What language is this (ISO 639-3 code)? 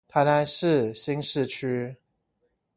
zho